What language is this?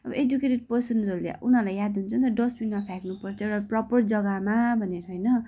Nepali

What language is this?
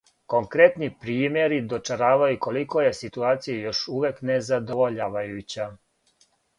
Serbian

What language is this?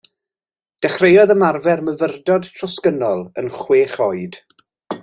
Welsh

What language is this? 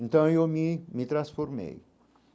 Portuguese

